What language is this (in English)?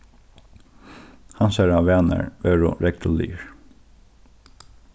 Faroese